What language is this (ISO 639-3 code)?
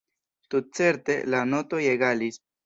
epo